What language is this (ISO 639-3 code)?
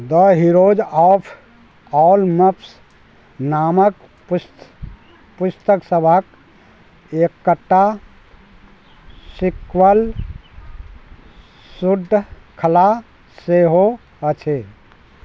mai